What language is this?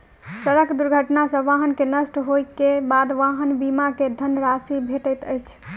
Maithili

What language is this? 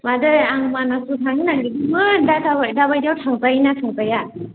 Bodo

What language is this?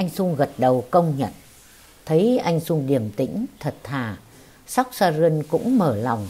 Vietnamese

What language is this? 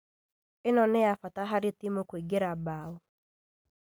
Kikuyu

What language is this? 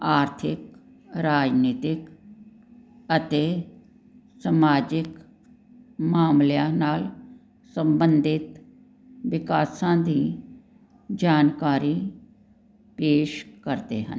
Punjabi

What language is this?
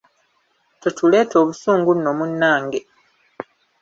Ganda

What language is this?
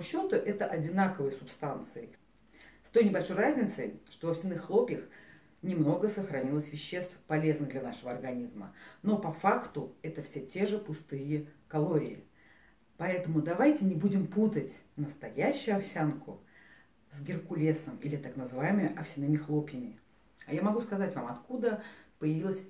Russian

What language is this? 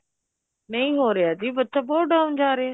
Punjabi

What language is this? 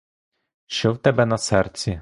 Ukrainian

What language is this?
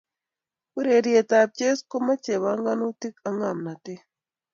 Kalenjin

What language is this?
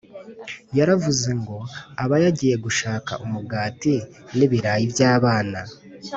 Kinyarwanda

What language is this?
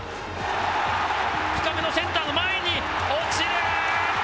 Japanese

